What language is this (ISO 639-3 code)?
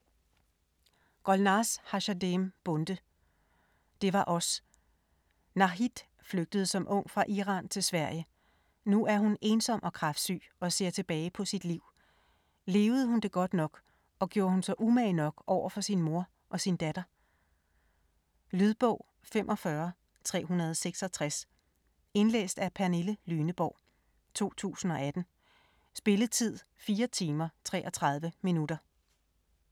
dan